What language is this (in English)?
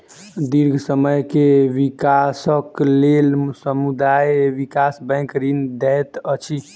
Maithili